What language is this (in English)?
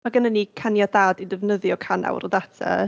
Welsh